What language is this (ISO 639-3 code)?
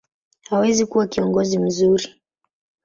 swa